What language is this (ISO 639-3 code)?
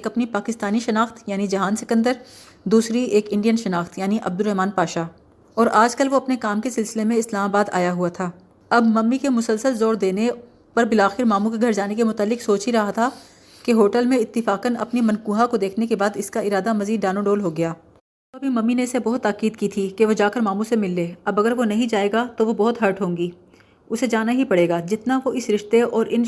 urd